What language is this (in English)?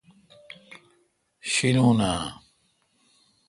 Kalkoti